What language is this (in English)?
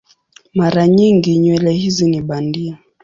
Swahili